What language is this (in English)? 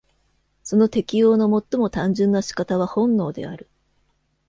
Japanese